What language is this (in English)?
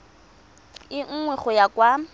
Tswana